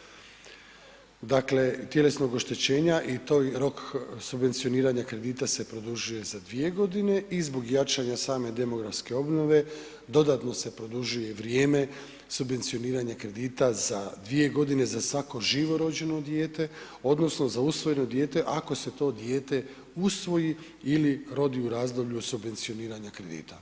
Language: Croatian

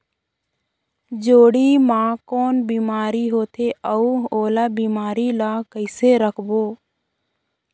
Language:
Chhattisgarhi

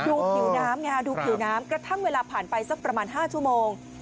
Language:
Thai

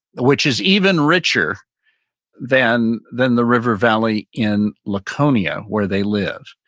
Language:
English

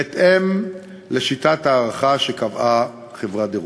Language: Hebrew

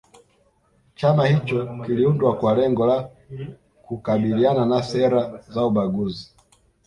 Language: Swahili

